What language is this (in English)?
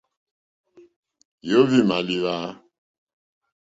Mokpwe